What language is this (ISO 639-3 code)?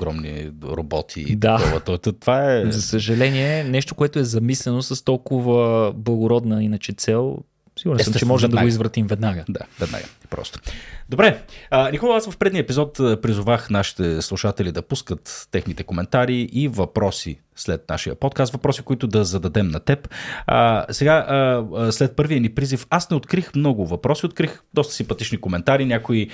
bul